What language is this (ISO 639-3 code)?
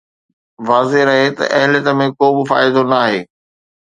snd